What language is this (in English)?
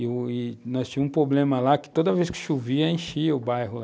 Portuguese